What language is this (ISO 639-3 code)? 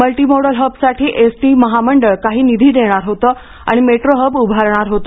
mar